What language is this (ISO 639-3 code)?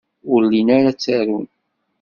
kab